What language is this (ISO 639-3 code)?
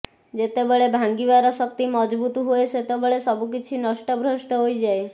ori